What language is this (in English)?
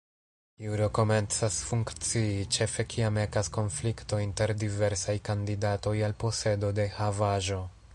Esperanto